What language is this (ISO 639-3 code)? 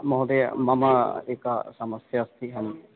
san